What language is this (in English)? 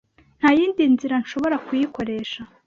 Kinyarwanda